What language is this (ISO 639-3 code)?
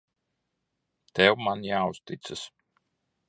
lav